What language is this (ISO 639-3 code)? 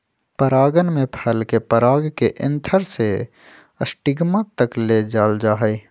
mag